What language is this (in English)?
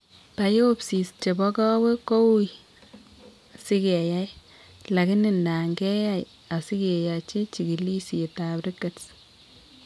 Kalenjin